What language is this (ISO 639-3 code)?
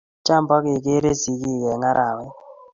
kln